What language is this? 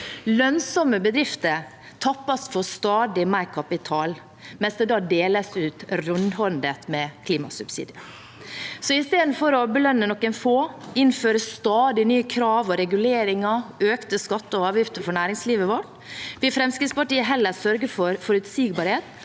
Norwegian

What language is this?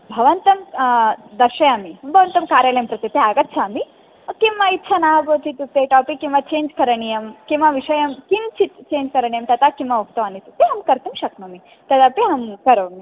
Sanskrit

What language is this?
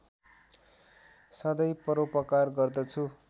Nepali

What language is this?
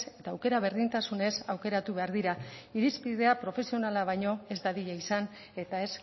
Basque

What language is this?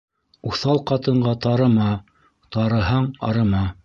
Bashkir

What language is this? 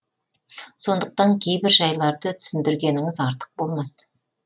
Kazakh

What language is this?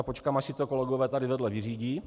Czech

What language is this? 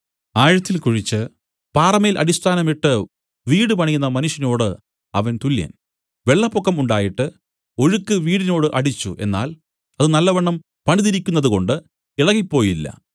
Malayalam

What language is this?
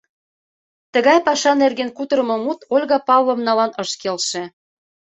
Mari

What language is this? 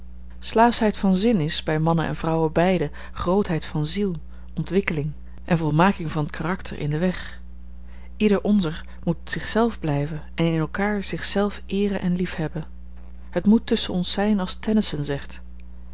Dutch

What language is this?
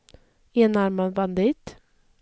Swedish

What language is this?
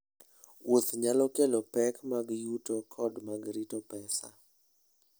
Luo (Kenya and Tanzania)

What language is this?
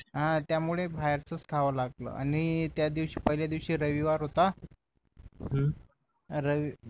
Marathi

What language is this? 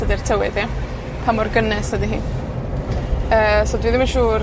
Welsh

